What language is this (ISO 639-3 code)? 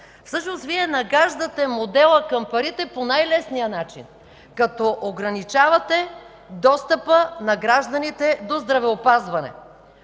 bul